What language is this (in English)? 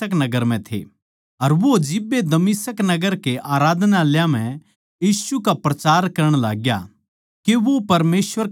Haryanvi